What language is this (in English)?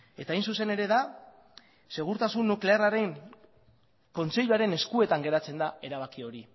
Basque